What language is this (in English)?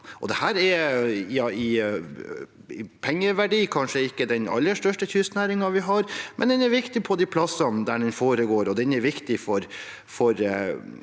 Norwegian